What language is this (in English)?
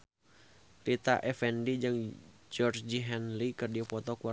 Sundanese